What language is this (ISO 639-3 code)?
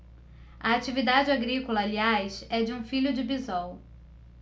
por